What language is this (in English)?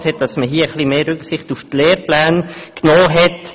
Swiss German